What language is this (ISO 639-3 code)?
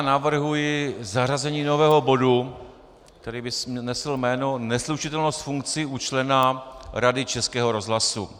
ces